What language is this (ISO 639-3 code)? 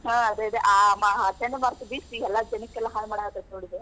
kan